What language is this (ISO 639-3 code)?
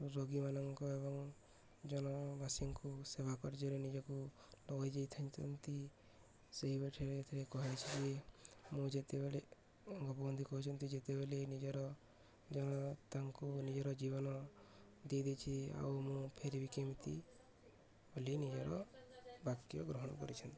ori